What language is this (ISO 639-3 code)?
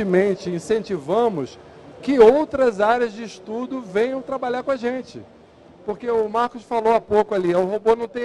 por